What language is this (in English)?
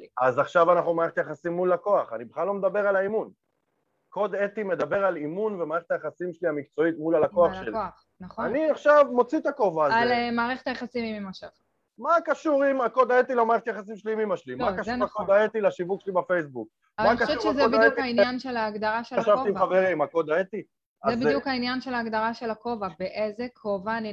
Hebrew